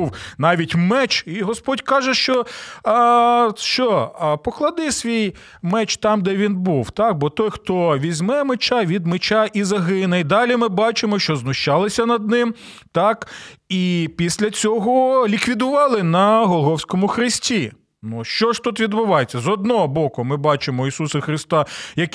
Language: Ukrainian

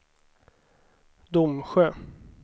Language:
Swedish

